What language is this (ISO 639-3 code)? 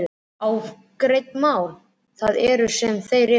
isl